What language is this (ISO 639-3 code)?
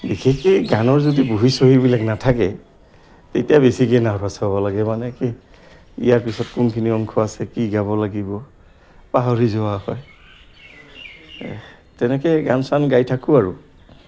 asm